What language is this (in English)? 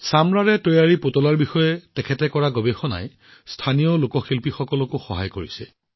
Assamese